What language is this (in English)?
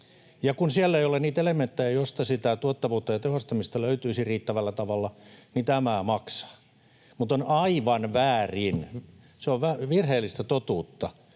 Finnish